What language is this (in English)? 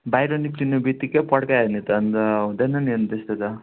Nepali